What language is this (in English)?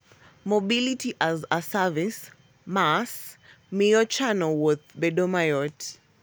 Luo (Kenya and Tanzania)